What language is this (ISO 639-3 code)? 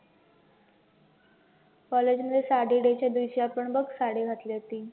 mar